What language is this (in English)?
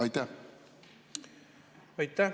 Estonian